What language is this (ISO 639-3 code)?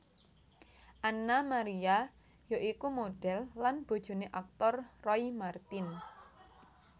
jav